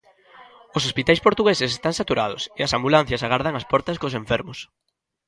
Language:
Galician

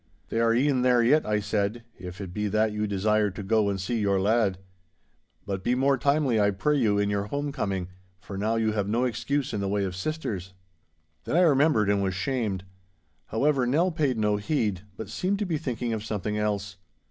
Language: English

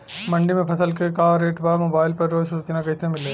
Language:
Bhojpuri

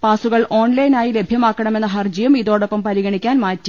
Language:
Malayalam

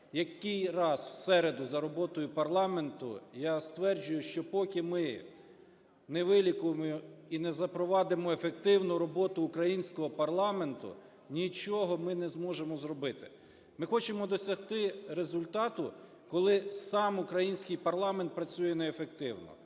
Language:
Ukrainian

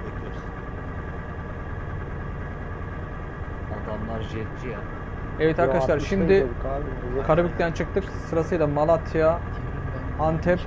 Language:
Turkish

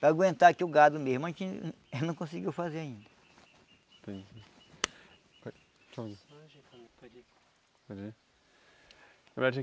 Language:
Portuguese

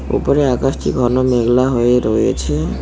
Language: Bangla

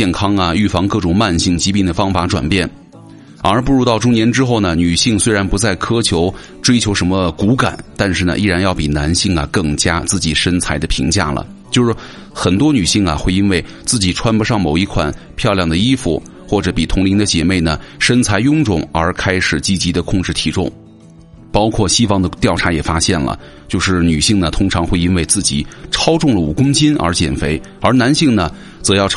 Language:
Chinese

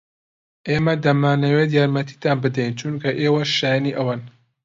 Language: Central Kurdish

